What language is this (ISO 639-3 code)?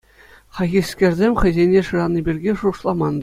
chv